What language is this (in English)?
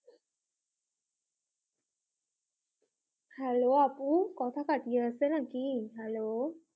Bangla